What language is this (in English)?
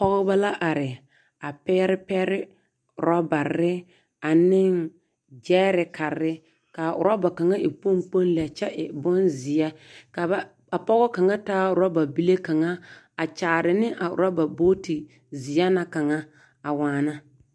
Southern Dagaare